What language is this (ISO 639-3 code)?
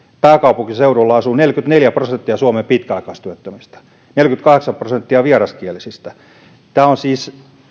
fin